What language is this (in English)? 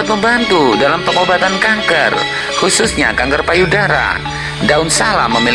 Indonesian